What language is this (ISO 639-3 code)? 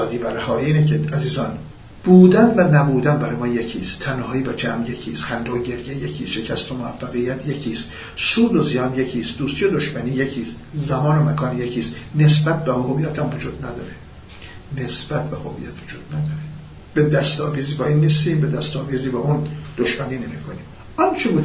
fas